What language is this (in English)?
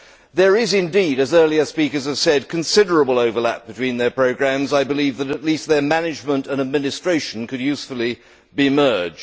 English